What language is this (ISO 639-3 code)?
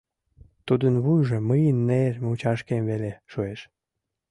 chm